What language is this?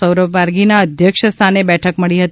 Gujarati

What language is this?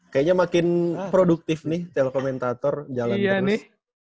Indonesian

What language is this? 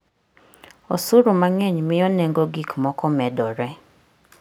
Luo (Kenya and Tanzania)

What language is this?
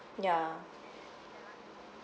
English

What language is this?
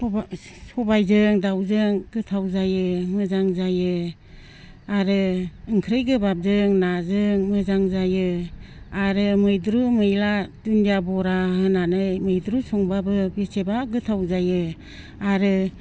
Bodo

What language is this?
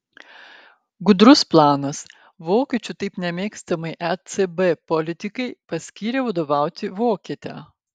Lithuanian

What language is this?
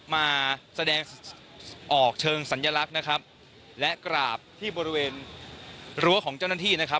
Thai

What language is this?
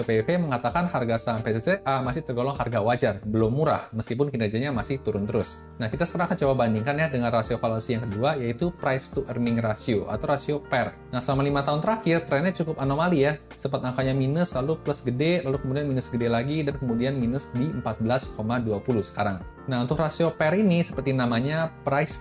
Indonesian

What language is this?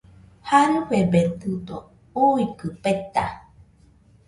Nüpode Huitoto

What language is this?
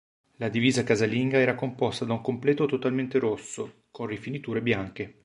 Italian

